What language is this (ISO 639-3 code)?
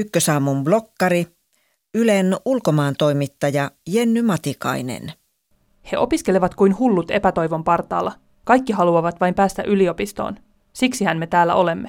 fin